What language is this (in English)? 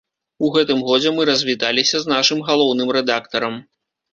Belarusian